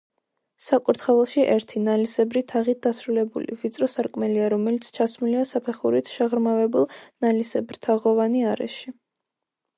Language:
Georgian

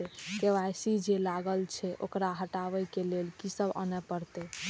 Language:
Maithili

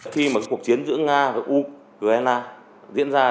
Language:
Vietnamese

